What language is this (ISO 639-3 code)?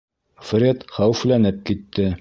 bak